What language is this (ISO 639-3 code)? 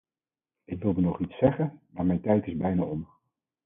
nld